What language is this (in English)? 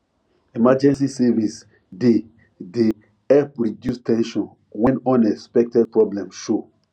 Nigerian Pidgin